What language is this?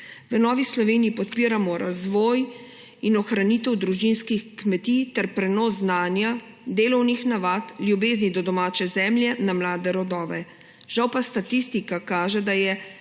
Slovenian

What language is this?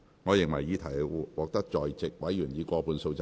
Cantonese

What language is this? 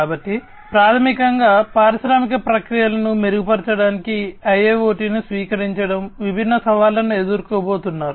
Telugu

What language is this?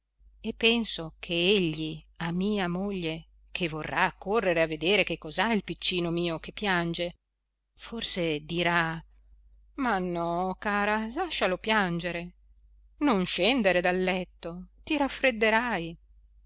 Italian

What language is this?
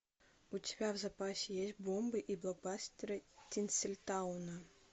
Russian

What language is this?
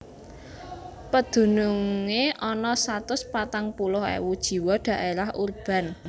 Javanese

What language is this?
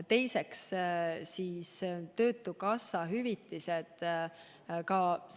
Estonian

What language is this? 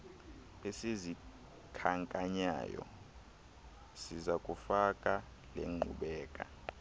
Xhosa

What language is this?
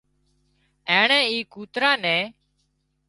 Wadiyara Koli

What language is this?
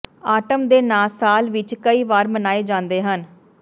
Punjabi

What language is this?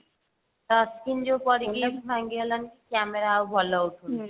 Odia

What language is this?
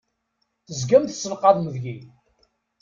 Kabyle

